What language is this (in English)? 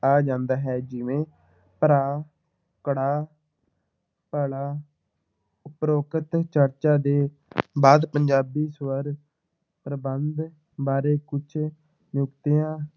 Punjabi